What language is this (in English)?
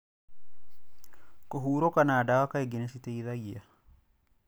Kikuyu